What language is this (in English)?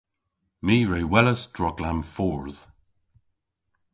Cornish